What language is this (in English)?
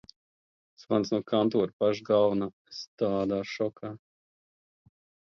Latvian